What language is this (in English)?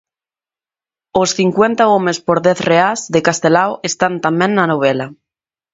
Galician